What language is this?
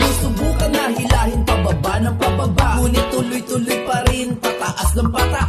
Filipino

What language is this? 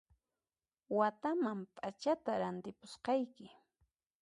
Puno Quechua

